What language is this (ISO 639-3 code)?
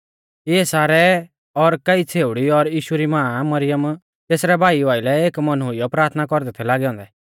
bfz